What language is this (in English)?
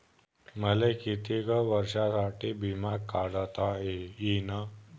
Marathi